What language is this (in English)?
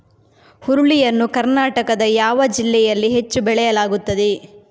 Kannada